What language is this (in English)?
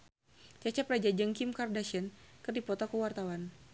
Sundanese